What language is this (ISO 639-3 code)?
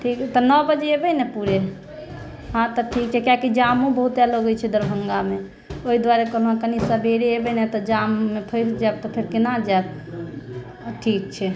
mai